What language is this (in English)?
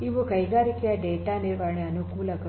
Kannada